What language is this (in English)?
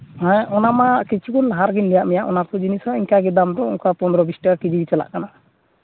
Santali